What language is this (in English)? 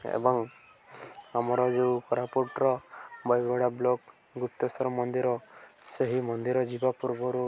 Odia